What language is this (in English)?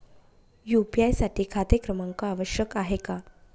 Marathi